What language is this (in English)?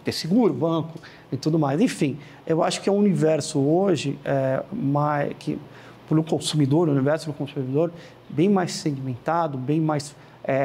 Portuguese